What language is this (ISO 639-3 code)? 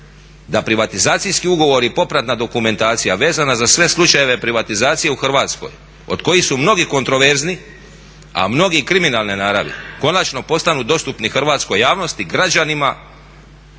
hrv